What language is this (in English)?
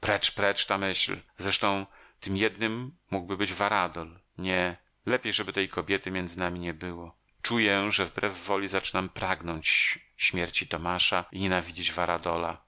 Polish